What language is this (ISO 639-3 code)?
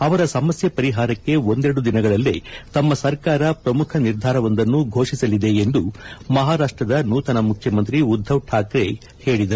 kan